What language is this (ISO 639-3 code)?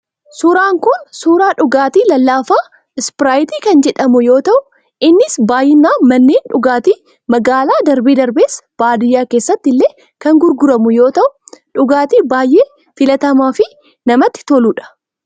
orm